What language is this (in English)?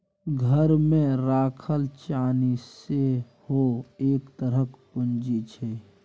Maithili